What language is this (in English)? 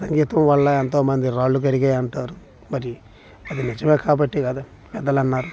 Telugu